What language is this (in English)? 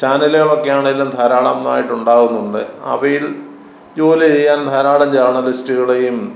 Malayalam